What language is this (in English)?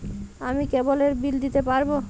Bangla